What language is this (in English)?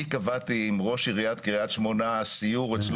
Hebrew